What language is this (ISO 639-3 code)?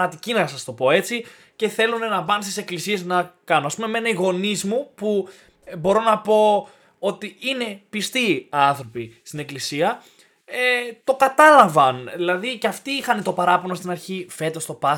ell